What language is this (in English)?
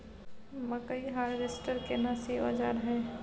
Maithili